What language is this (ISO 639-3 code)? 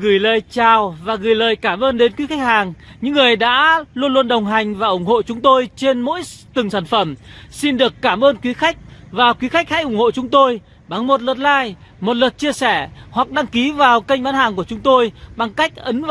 vie